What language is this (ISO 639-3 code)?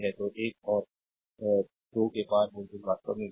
hin